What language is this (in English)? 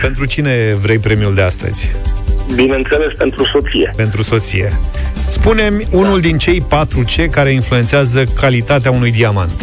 Romanian